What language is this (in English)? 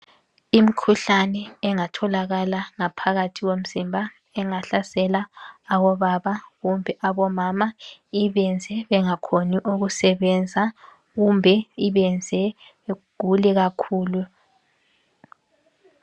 North Ndebele